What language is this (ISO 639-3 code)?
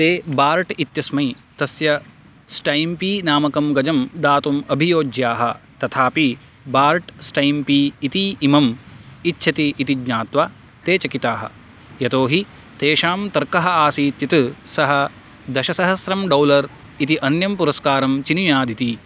san